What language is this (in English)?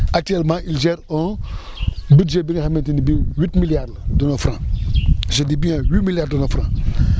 Wolof